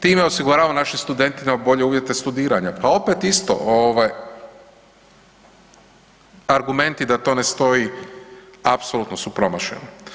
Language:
Croatian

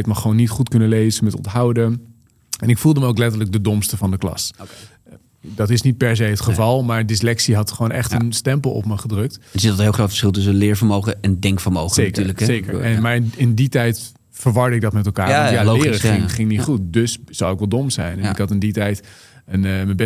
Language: Dutch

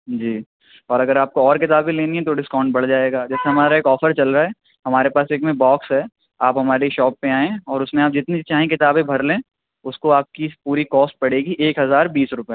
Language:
Urdu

